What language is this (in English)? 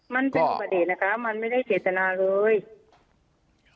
Thai